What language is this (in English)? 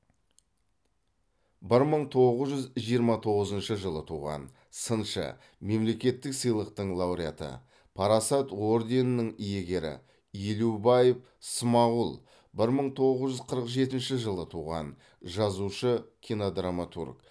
Kazakh